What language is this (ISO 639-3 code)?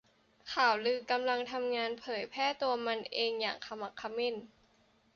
tha